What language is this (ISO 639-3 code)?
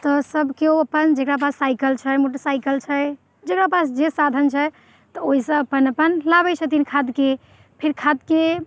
mai